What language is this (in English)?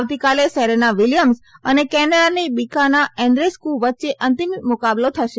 Gujarati